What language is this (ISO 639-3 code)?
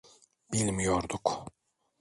tur